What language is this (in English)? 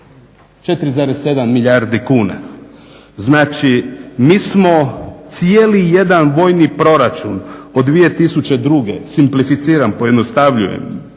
Croatian